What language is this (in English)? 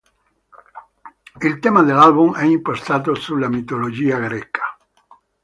Italian